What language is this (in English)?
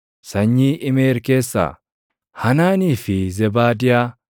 Oromo